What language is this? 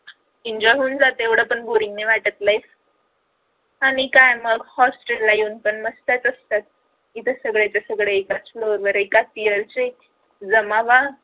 Marathi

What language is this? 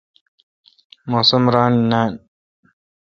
Kalkoti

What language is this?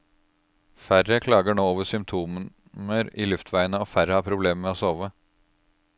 Norwegian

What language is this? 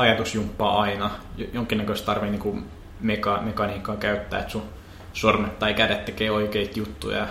Finnish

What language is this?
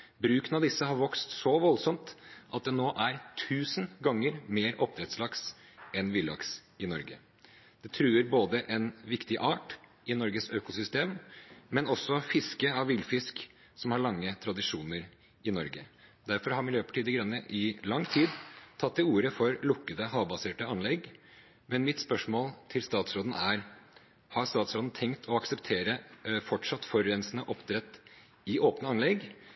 Norwegian Bokmål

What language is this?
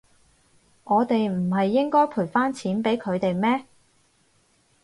Cantonese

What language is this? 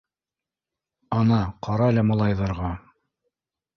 Bashkir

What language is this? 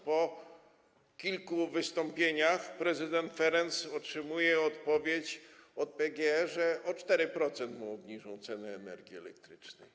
Polish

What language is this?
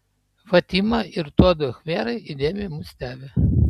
Lithuanian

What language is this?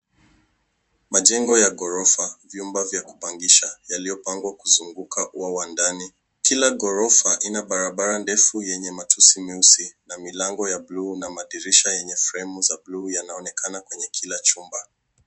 Swahili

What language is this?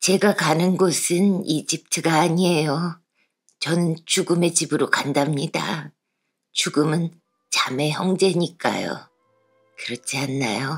Korean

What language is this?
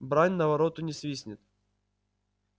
Russian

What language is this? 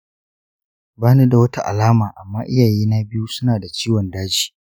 Hausa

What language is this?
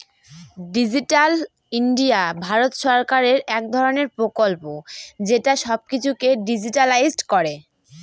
Bangla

